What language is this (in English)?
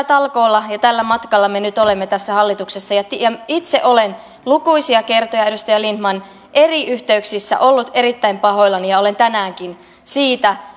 Finnish